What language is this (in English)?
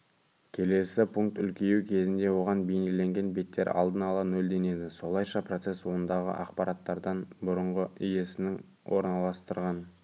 Kazakh